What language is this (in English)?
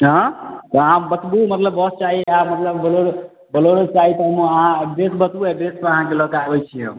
Maithili